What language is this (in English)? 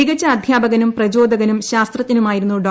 Malayalam